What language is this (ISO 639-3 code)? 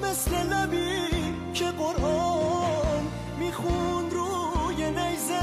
fas